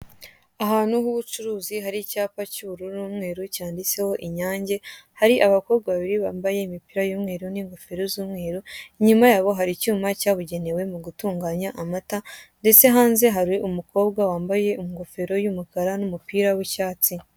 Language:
Kinyarwanda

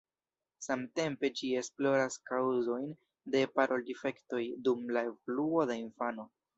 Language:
Esperanto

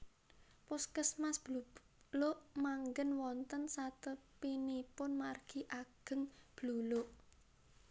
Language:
Javanese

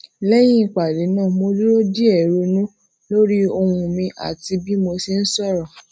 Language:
Yoruba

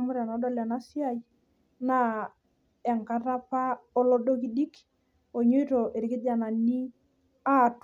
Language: Masai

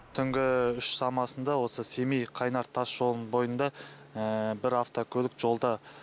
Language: Kazakh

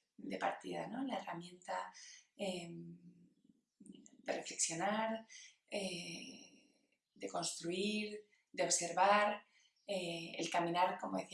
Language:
Spanish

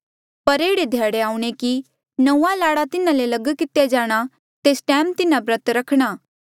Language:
Mandeali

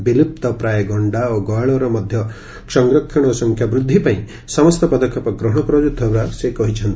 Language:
Odia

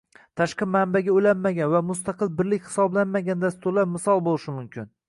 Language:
Uzbek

